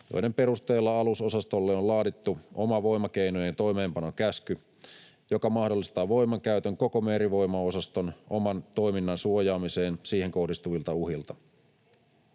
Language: Finnish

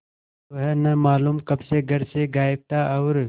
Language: Hindi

